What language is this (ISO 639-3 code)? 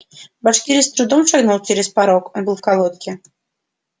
rus